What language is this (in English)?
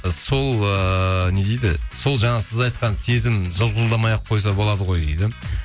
Kazakh